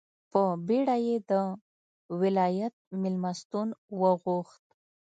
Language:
Pashto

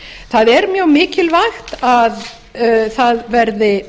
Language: Icelandic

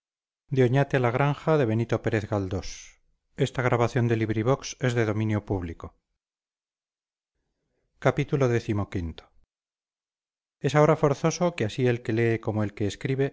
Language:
Spanish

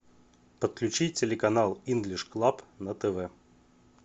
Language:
Russian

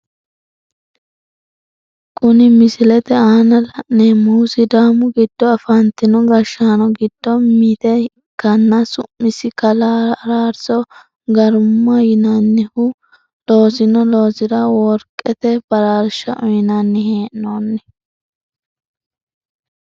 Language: Sidamo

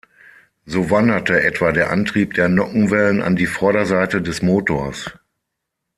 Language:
German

